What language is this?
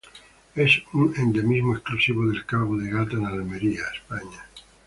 Spanish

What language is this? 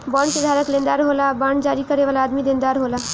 Bhojpuri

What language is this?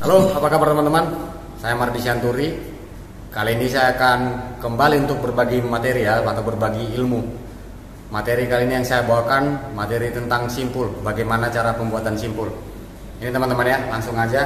Indonesian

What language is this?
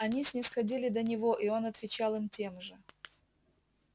Russian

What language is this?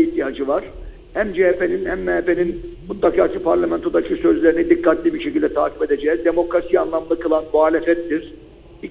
Turkish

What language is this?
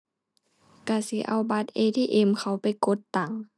Thai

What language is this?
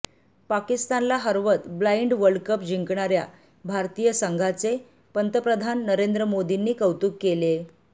Marathi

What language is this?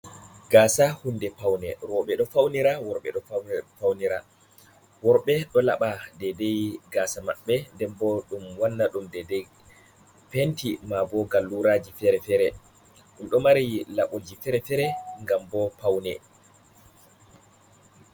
Fula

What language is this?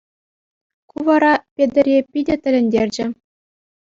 Chuvash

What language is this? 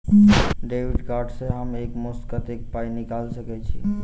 Maithili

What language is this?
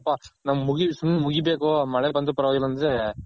Kannada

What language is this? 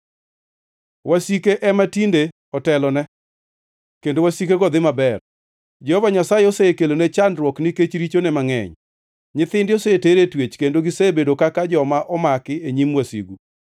Luo (Kenya and Tanzania)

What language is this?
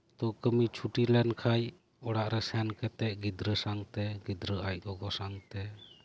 Santali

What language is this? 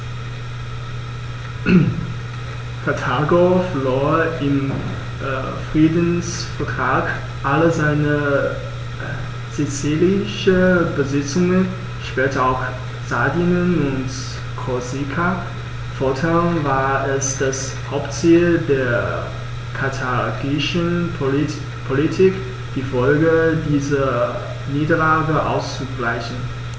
German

